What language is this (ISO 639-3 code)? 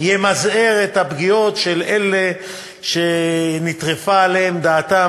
heb